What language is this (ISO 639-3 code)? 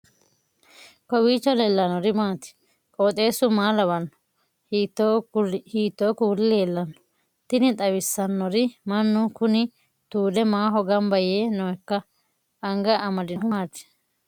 sid